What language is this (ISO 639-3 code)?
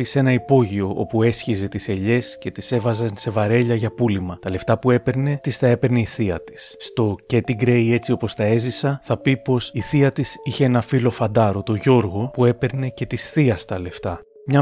ell